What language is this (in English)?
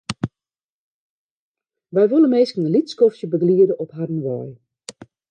Western Frisian